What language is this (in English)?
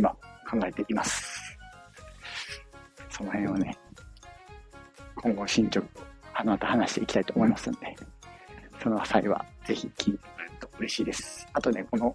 Japanese